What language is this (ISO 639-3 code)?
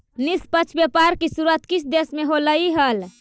mag